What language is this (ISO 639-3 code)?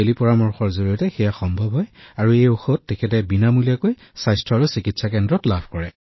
asm